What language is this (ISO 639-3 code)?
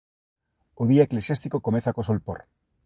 glg